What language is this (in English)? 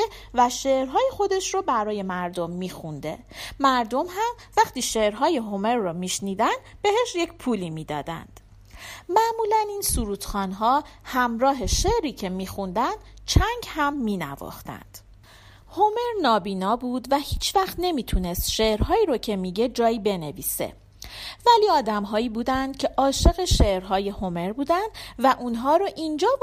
Persian